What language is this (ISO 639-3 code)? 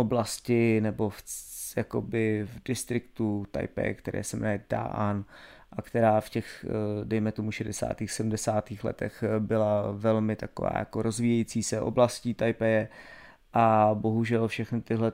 ces